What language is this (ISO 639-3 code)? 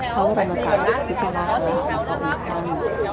tha